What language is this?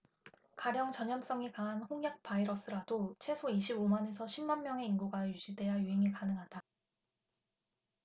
Korean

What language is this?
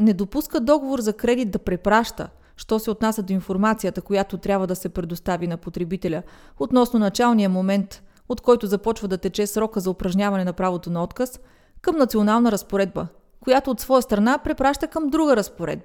Bulgarian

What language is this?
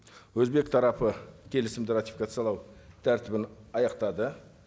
Kazakh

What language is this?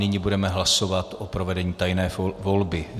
Czech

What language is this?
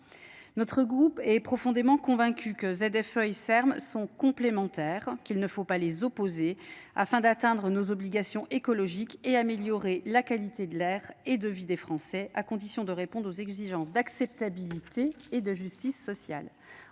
French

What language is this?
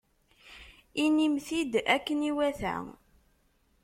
Kabyle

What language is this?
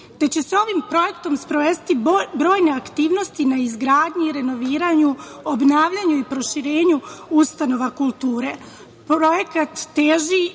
Serbian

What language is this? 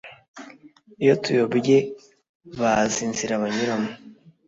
Kinyarwanda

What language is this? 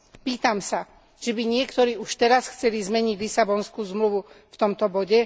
Slovak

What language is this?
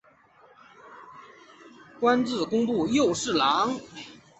Chinese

